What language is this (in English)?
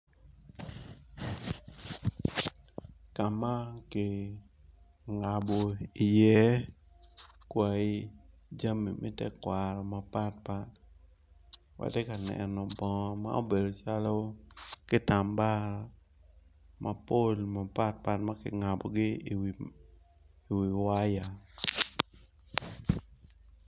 Acoli